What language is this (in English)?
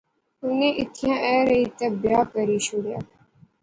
Pahari-Potwari